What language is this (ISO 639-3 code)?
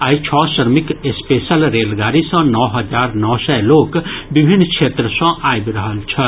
mai